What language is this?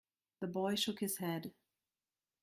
English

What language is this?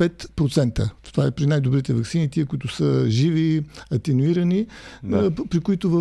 Bulgarian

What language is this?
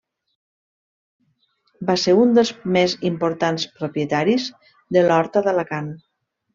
Catalan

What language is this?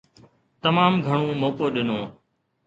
Sindhi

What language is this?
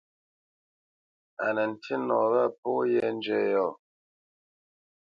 Bamenyam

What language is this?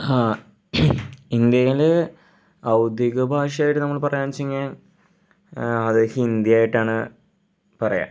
Malayalam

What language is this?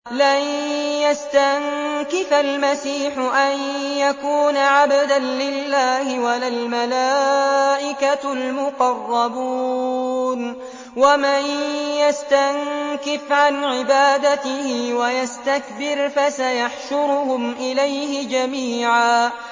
Arabic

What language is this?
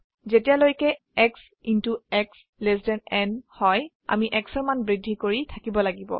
Assamese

